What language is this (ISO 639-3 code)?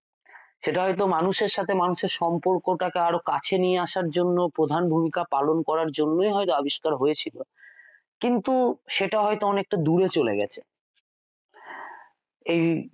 ben